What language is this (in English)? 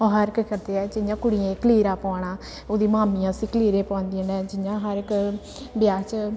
Dogri